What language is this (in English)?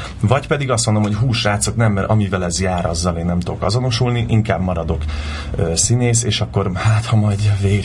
Hungarian